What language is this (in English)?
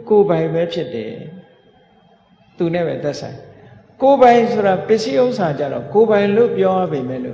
Indonesian